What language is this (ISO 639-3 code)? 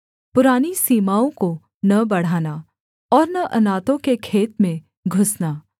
hin